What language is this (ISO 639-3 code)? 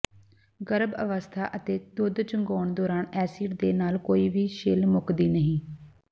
pan